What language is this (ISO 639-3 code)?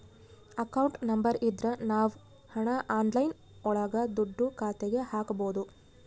kan